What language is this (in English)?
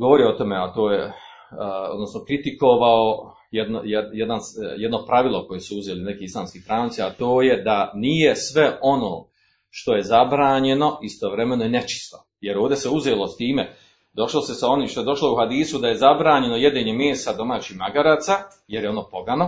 Croatian